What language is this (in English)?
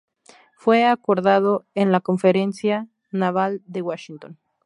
Spanish